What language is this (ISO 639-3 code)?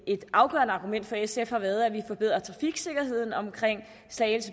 dan